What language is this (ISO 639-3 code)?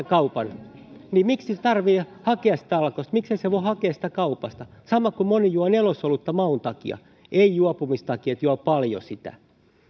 fin